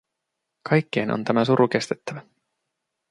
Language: Finnish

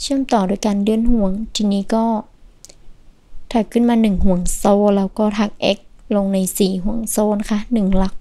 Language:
Thai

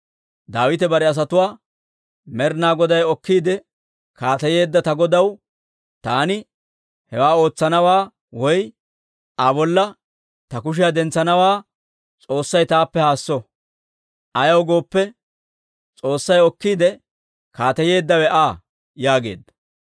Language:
Dawro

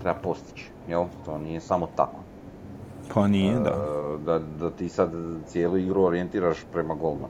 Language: Croatian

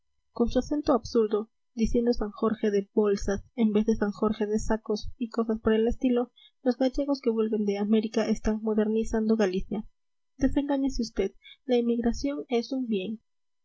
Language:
Spanish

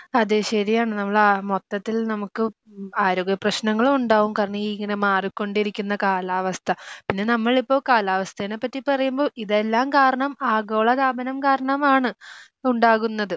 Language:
Malayalam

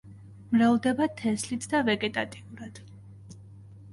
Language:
Georgian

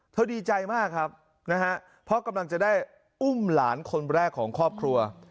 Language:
Thai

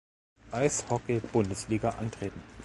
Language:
German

